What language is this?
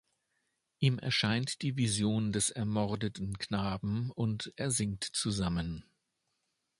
German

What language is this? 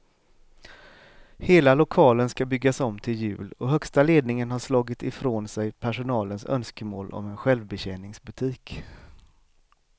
Swedish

